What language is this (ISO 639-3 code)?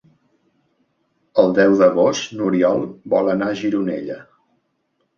cat